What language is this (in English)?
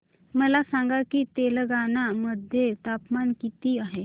Marathi